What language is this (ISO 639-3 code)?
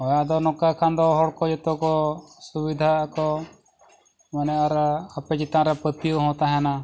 sat